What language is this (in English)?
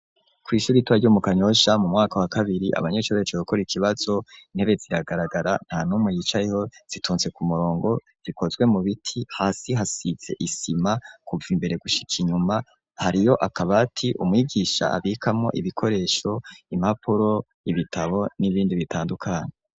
Rundi